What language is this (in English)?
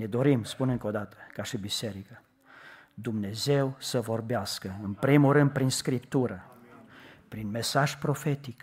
Romanian